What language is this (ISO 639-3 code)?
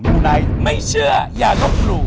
tha